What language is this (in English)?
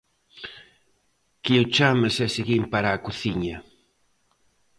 Galician